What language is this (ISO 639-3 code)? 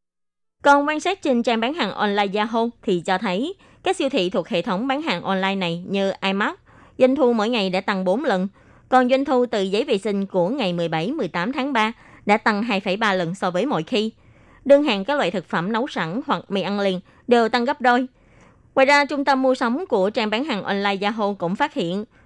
vie